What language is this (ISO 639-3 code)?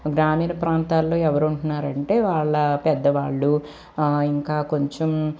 tel